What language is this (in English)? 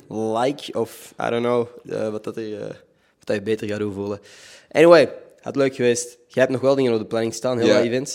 Dutch